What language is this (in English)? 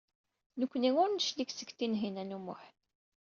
Kabyle